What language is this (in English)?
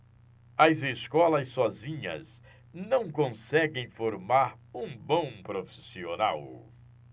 Portuguese